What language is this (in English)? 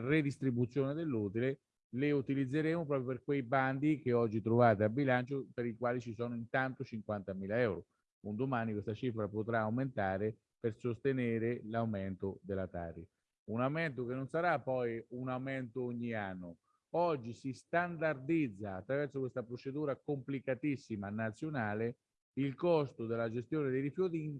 Italian